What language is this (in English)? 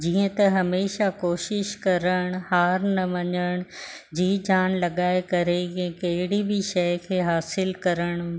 Sindhi